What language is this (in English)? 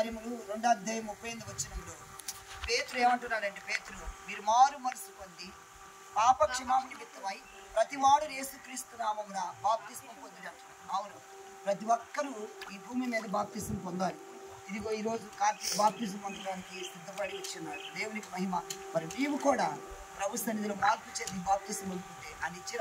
Telugu